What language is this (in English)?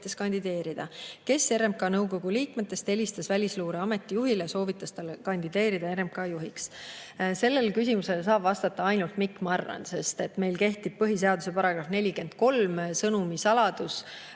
Estonian